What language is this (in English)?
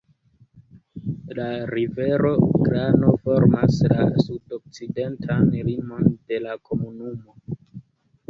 Esperanto